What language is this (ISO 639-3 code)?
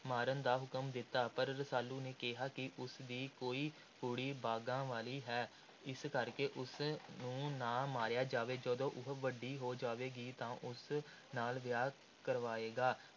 pan